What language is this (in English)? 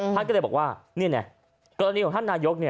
Thai